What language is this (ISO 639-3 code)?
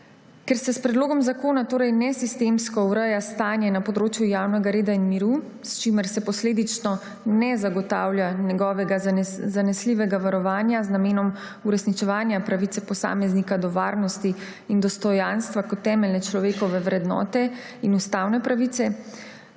slv